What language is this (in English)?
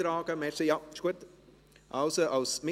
Swiss German